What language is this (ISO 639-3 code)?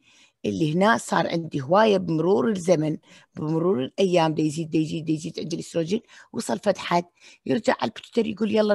ara